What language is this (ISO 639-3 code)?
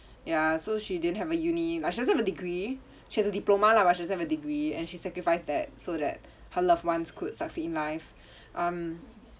eng